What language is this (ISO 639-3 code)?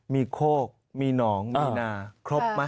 tha